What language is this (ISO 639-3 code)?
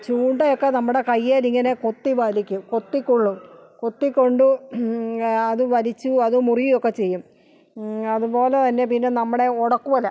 mal